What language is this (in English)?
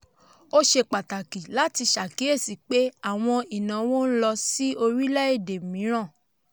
Yoruba